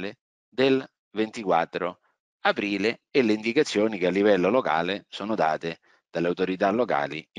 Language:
Italian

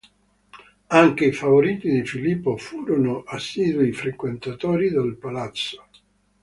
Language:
Italian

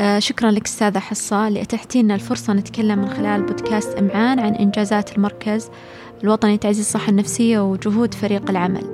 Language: Arabic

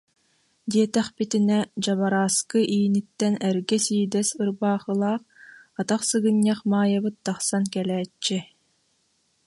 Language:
Yakut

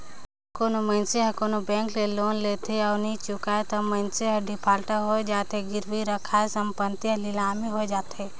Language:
Chhattisgarhi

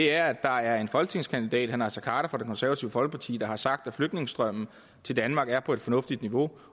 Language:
Danish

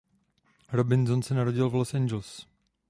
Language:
Czech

